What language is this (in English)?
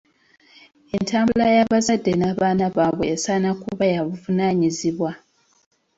Ganda